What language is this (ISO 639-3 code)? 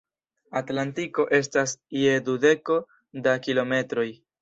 epo